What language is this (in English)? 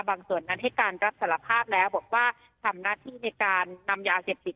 Thai